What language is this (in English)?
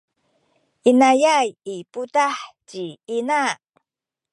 Sakizaya